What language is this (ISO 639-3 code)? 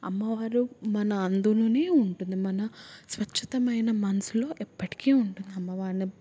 tel